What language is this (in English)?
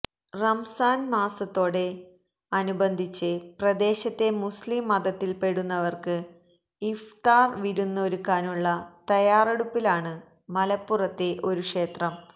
Malayalam